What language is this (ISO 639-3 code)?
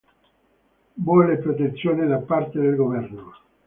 ita